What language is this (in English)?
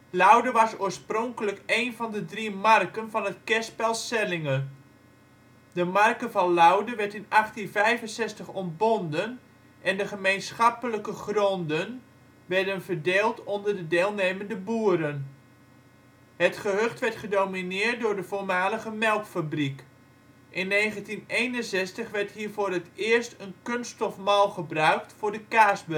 Dutch